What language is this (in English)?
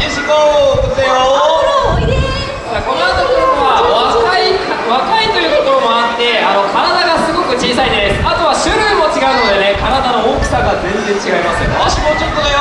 Japanese